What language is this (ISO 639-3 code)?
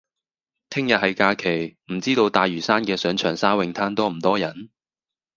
yue